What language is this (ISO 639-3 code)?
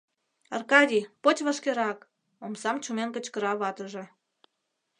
chm